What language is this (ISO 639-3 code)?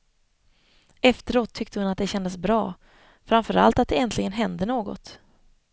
swe